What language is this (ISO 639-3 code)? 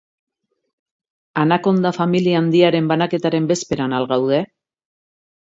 eus